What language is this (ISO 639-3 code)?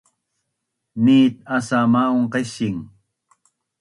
bnn